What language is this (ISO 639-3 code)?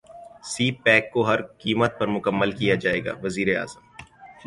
urd